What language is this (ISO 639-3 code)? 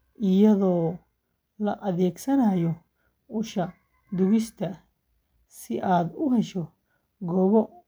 som